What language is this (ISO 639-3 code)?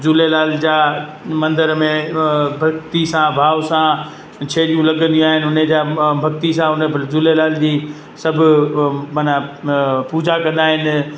snd